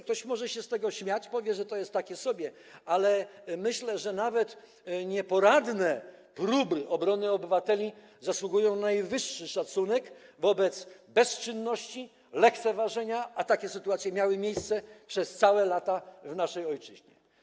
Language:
Polish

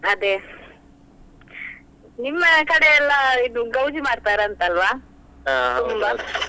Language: Kannada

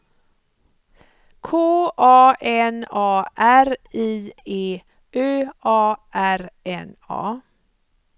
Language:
Swedish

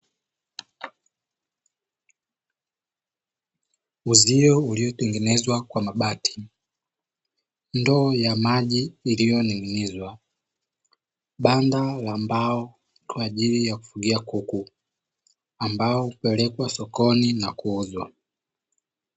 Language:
Swahili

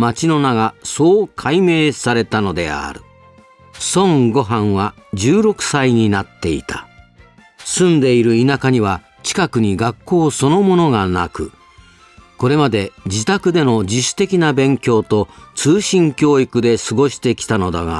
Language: Japanese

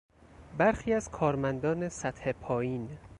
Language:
Persian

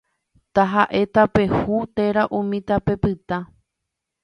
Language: Guarani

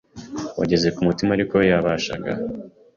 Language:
Kinyarwanda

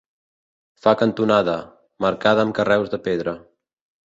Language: Catalan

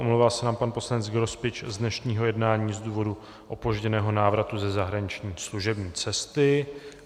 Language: Czech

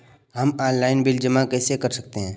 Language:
Hindi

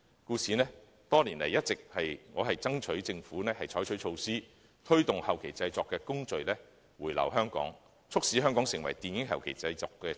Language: Cantonese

